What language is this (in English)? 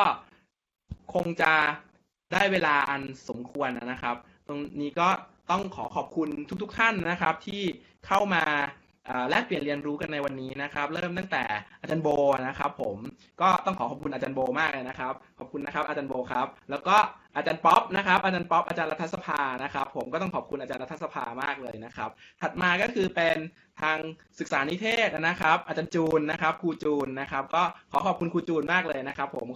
Thai